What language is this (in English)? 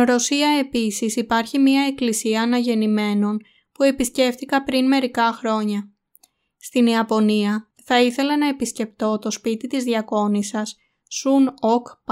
Greek